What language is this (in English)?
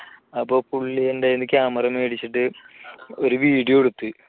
Malayalam